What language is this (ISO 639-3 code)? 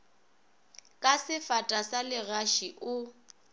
nso